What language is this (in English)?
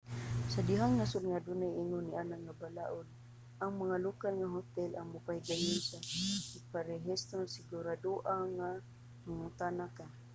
Cebuano